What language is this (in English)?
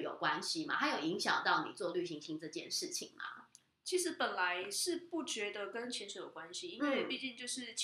Chinese